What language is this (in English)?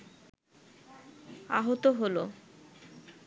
Bangla